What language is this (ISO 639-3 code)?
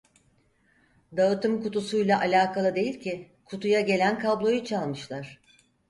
tur